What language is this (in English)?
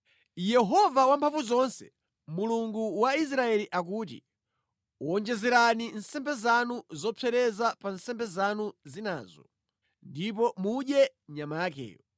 Nyanja